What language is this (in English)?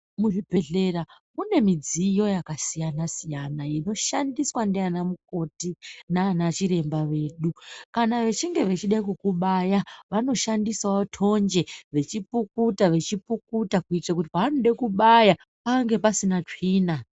Ndau